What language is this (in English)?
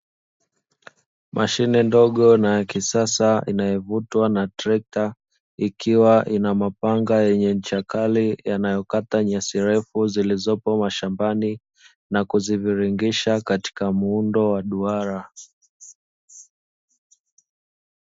Swahili